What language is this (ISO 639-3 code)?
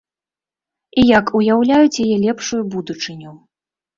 bel